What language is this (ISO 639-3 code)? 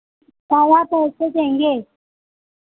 hin